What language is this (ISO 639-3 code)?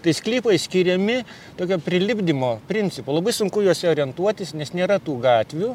lit